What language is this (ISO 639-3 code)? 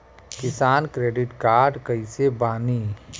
bho